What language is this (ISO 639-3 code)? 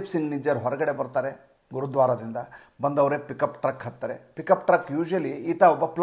ind